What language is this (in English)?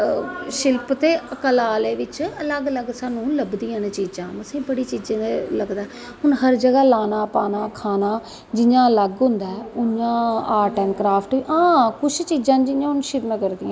Dogri